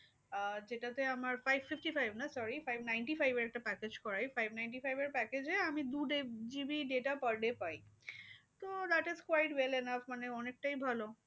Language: Bangla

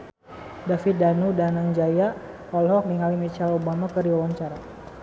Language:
Sundanese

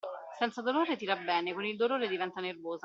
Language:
Italian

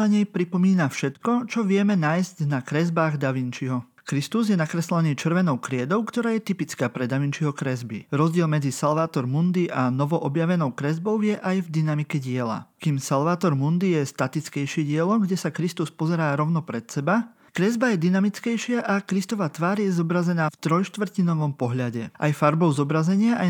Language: Slovak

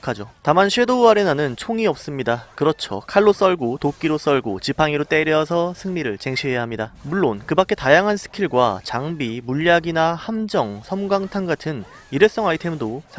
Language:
Korean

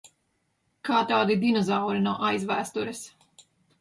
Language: Latvian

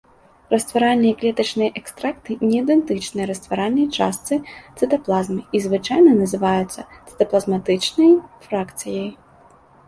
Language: Belarusian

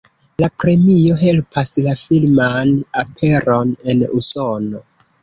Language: Esperanto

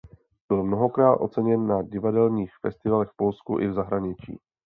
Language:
Czech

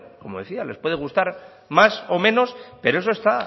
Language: Spanish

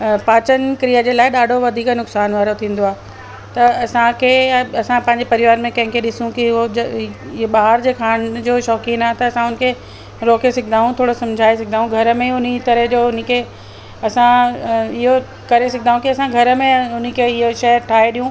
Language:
Sindhi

